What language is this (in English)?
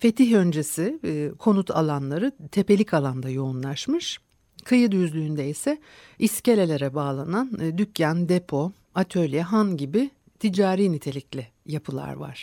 Turkish